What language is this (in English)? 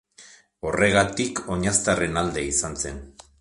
Basque